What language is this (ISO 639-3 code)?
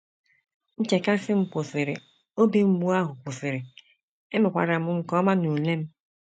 ibo